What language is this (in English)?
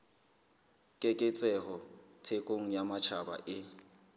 Southern Sotho